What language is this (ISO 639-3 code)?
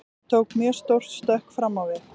isl